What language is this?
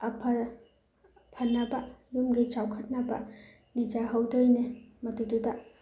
Manipuri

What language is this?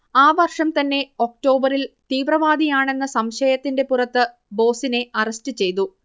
Malayalam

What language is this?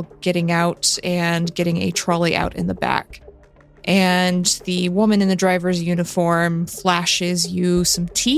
English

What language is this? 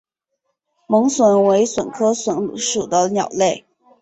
Chinese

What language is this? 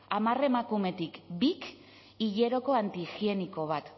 Basque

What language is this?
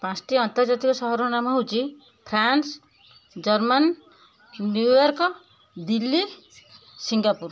Odia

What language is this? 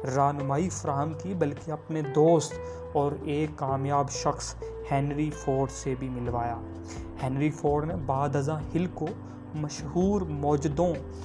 Urdu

